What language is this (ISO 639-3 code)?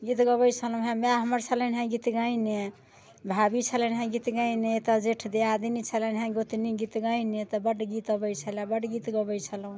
mai